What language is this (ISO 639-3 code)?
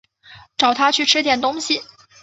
zho